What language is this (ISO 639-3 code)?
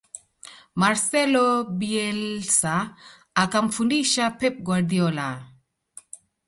swa